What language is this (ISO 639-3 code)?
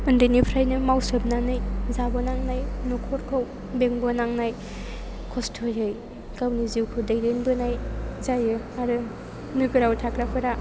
brx